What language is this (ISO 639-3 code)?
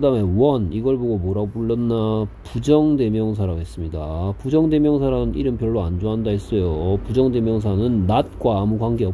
kor